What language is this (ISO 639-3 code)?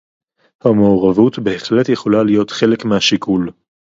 heb